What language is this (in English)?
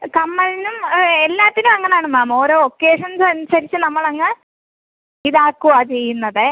Malayalam